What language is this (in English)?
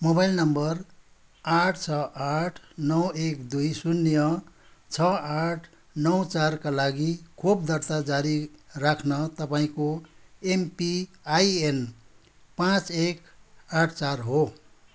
Nepali